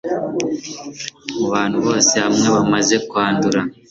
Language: Kinyarwanda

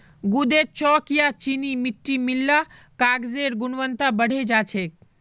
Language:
Magahi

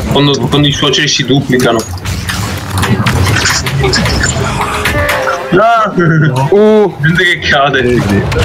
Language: Italian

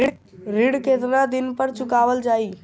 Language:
Bhojpuri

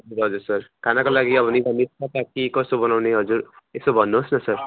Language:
Nepali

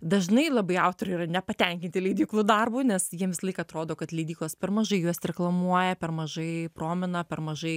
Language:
Lithuanian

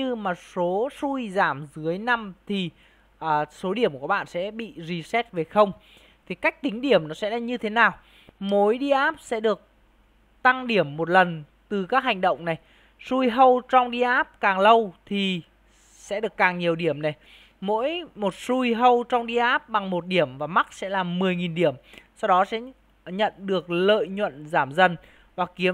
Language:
Vietnamese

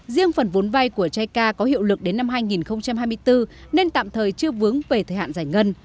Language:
Vietnamese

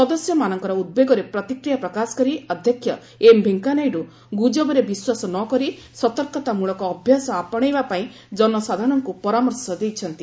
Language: Odia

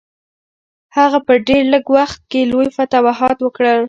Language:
Pashto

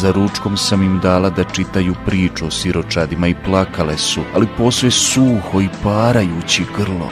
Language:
Croatian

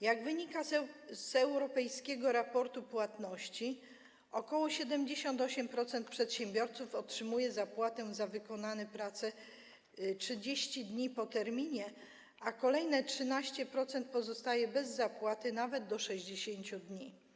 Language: Polish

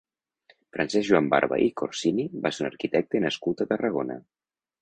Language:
Catalan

